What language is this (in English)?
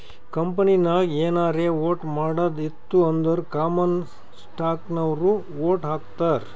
Kannada